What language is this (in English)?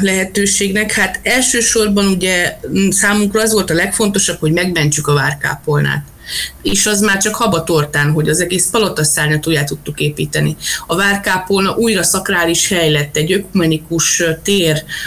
Hungarian